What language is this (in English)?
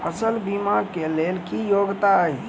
Maithili